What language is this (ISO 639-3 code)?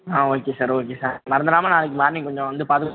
tam